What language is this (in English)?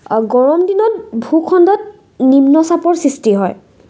Assamese